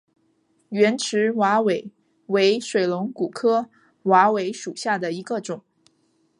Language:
Chinese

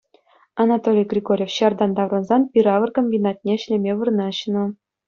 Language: Chuvash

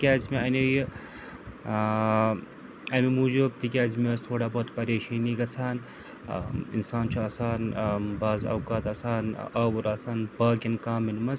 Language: Kashmiri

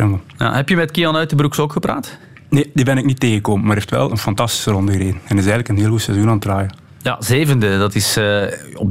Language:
Dutch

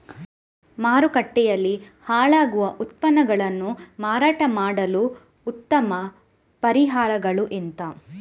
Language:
Kannada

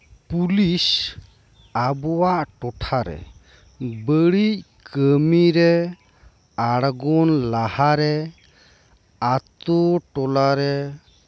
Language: Santali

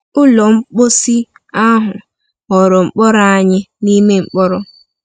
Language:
Igbo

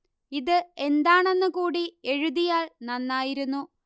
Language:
Malayalam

